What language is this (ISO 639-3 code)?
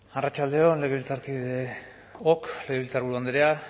eus